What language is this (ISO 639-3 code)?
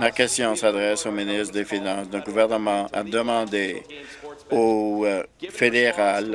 fra